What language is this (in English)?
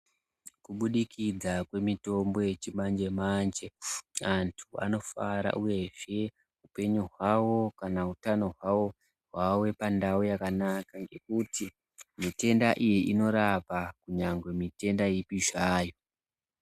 Ndau